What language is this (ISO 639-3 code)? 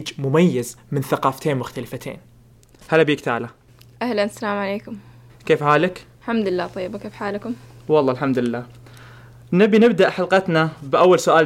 ara